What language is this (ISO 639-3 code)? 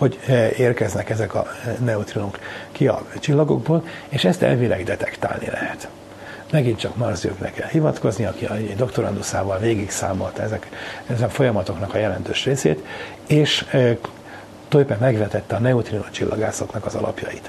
hun